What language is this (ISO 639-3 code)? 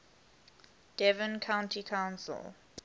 eng